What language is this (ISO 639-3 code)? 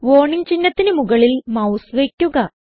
mal